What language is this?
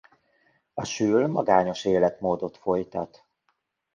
Hungarian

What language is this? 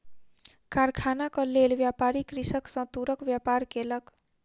Maithili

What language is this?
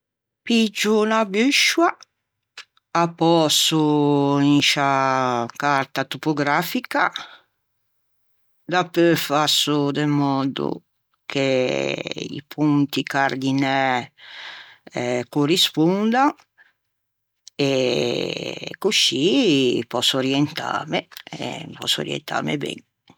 Ligurian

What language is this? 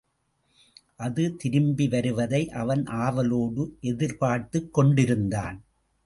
Tamil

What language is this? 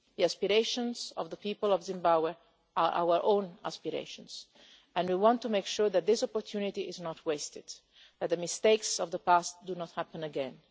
English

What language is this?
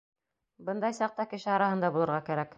Bashkir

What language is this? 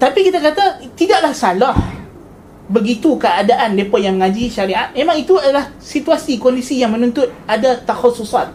Malay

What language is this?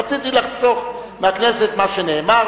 Hebrew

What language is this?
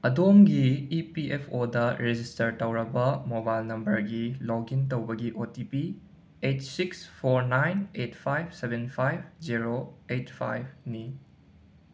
Manipuri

